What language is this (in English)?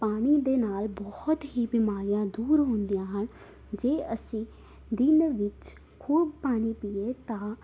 Punjabi